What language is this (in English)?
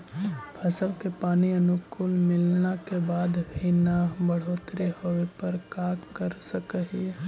Magahi